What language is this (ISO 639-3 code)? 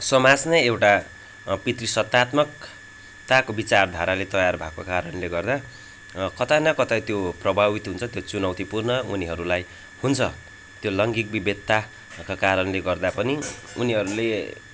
nep